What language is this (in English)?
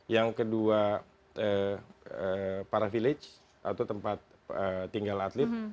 Indonesian